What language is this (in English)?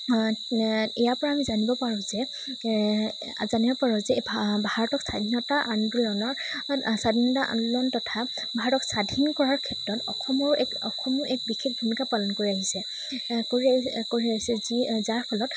Assamese